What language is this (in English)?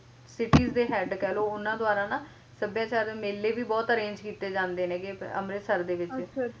Punjabi